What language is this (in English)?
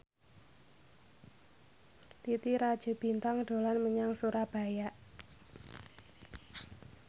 Javanese